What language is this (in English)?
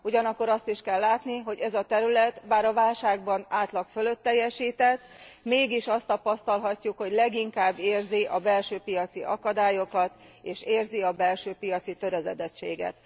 Hungarian